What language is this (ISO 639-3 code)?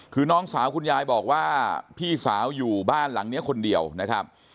tha